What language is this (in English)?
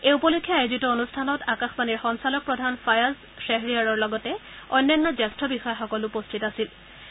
Assamese